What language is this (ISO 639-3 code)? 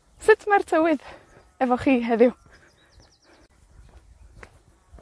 cym